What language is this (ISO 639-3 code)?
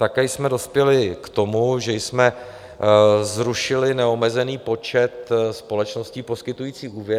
ces